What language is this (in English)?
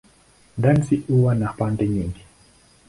Swahili